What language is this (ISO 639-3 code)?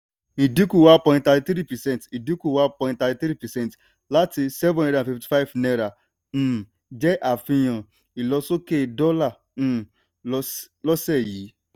yor